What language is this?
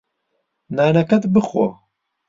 Central Kurdish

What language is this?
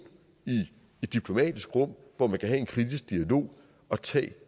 Danish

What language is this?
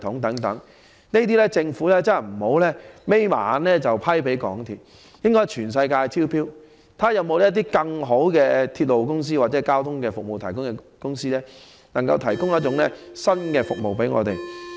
Cantonese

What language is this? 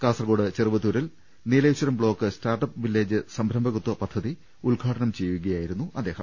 Malayalam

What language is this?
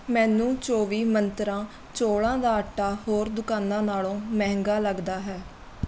Punjabi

